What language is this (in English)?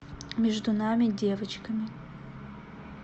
Russian